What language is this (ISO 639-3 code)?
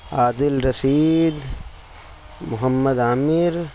urd